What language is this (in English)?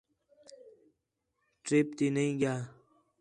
Khetrani